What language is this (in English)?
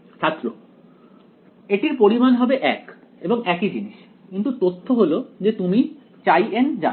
Bangla